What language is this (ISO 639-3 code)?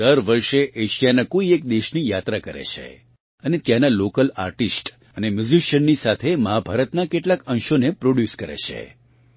guj